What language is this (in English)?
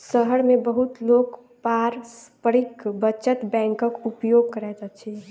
Maithili